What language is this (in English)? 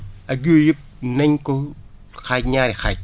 Wolof